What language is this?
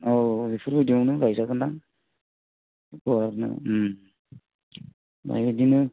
Bodo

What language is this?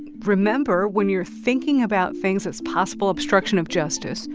English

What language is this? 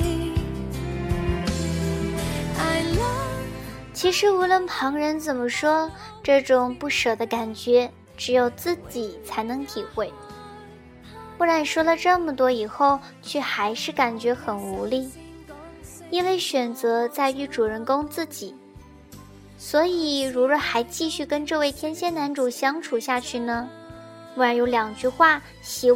Chinese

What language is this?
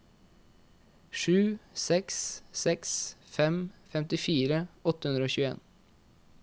Norwegian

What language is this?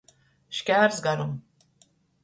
Latgalian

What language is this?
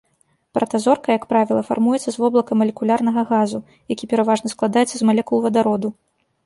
Belarusian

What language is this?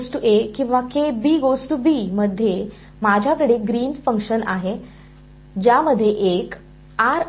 Marathi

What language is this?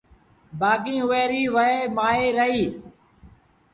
Sindhi Bhil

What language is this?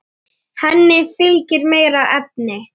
Icelandic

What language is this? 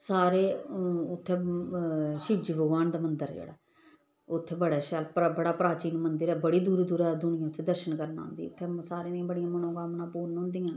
Dogri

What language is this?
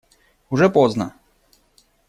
Russian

